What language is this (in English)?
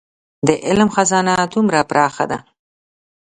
Pashto